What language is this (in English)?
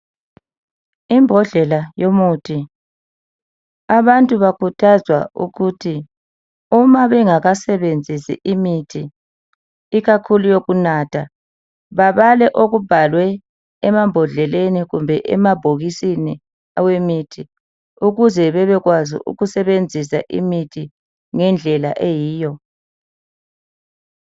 North Ndebele